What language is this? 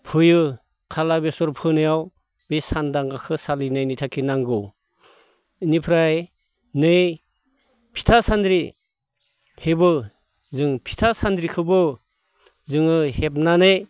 Bodo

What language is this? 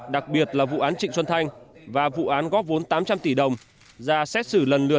Vietnamese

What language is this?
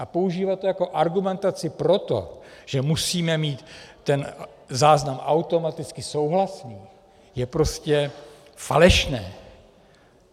Czech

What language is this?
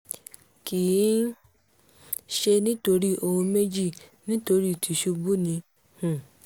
Yoruba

